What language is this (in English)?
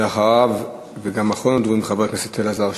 Hebrew